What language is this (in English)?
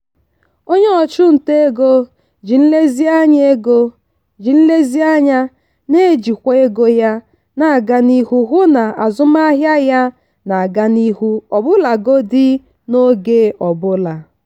Igbo